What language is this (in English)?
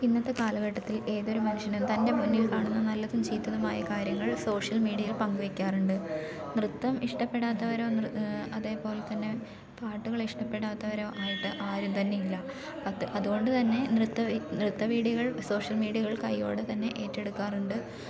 Malayalam